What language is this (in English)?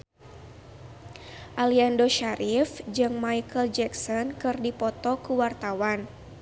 Sundanese